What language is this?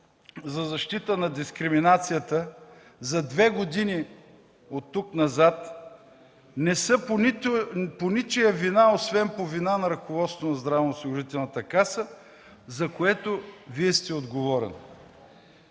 Bulgarian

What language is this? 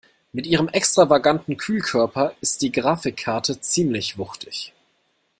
German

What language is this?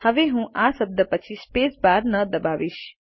Gujarati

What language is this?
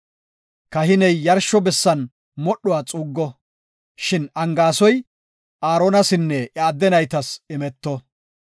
Gofa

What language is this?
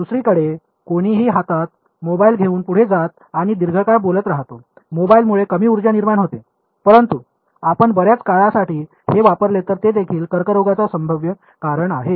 Marathi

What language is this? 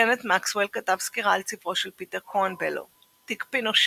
Hebrew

